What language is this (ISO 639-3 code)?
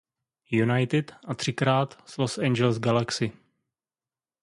ces